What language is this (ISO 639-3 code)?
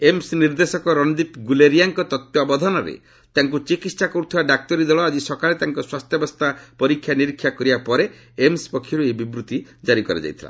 ori